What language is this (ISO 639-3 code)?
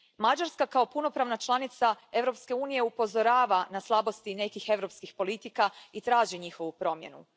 hrv